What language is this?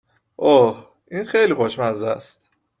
Persian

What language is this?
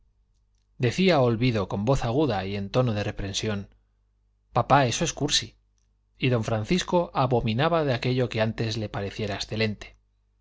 Spanish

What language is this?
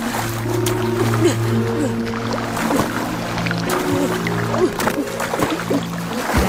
Swedish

